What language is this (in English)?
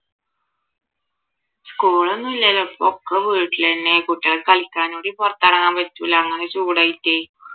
Malayalam